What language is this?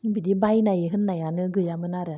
Bodo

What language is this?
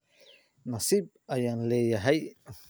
Somali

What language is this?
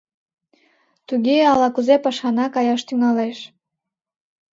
Mari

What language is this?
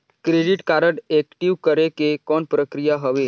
Chhattisgarhi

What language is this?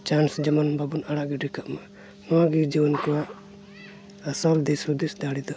Santali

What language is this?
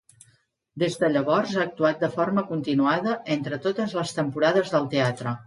Catalan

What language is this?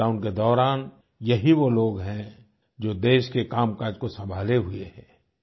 Hindi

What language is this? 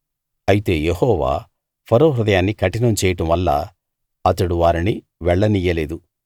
Telugu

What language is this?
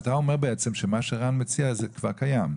Hebrew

